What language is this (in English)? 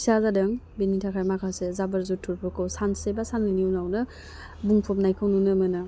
Bodo